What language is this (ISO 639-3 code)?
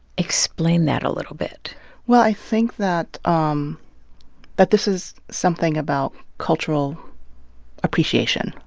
eng